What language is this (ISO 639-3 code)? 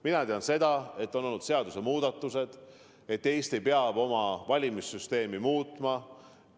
est